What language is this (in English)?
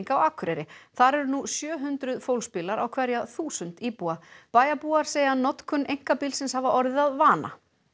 Icelandic